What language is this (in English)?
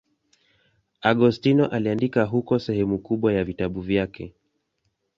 Swahili